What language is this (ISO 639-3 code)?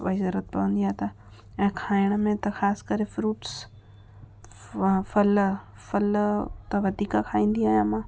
snd